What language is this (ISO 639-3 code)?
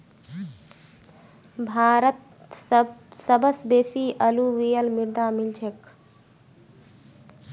mag